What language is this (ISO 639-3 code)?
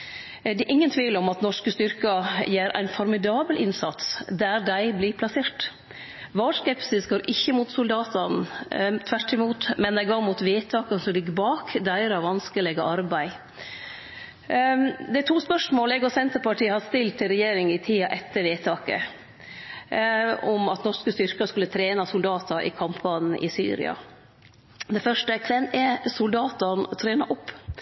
nno